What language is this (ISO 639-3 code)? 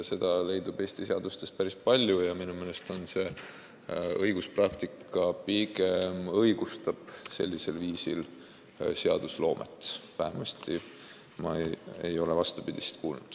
est